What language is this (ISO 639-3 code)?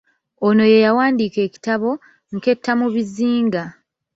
lug